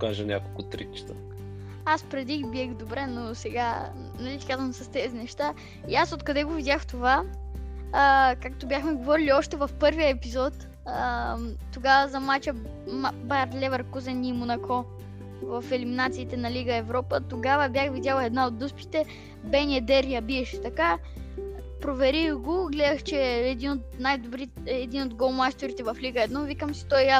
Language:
Bulgarian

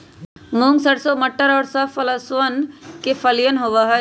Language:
Magahi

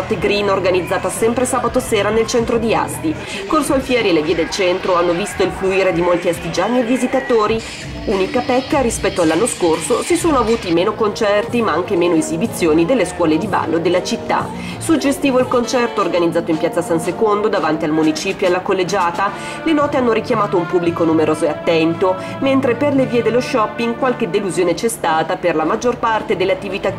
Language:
Italian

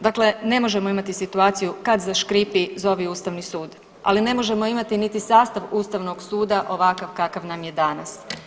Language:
Croatian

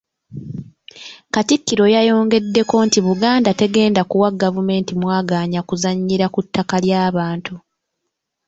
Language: Ganda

